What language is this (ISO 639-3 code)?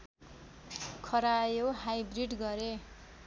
nep